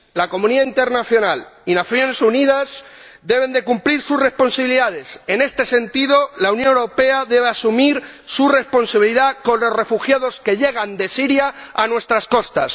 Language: Spanish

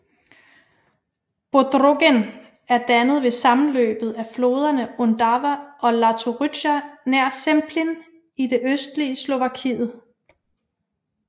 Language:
Danish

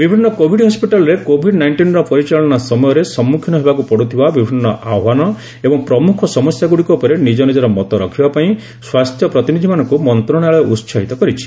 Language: Odia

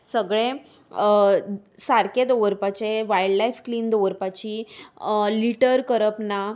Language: Konkani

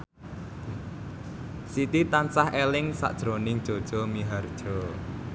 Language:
Javanese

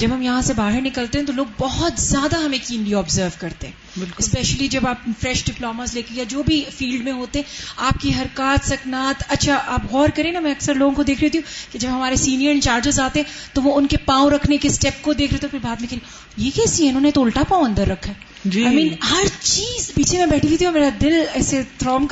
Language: Urdu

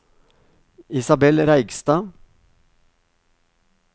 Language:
Norwegian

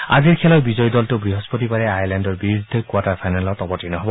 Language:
Assamese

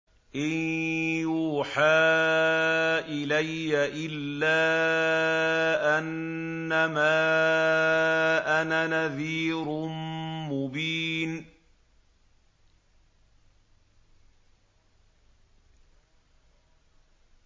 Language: Arabic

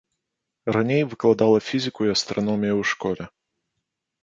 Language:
Belarusian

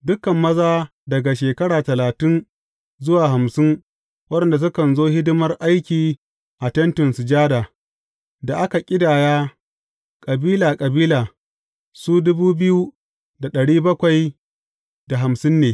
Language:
Hausa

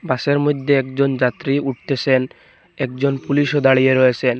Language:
Bangla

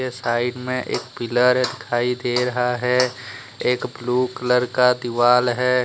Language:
Hindi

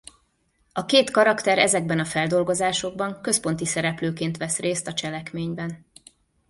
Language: Hungarian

